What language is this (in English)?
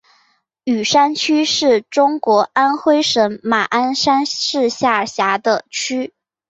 Chinese